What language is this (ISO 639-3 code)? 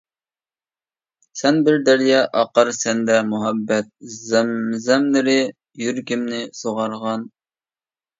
uig